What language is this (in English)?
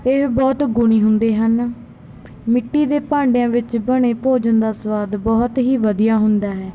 Punjabi